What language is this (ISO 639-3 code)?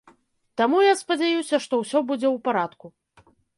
bel